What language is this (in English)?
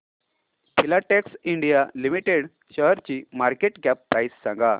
Marathi